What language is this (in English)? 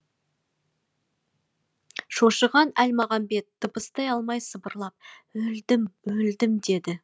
Kazakh